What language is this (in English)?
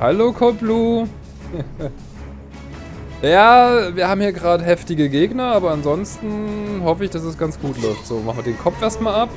German